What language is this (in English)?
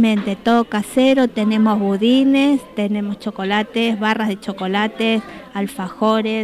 Spanish